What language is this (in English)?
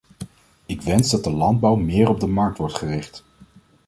Dutch